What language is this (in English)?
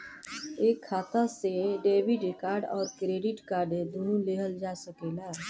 Bhojpuri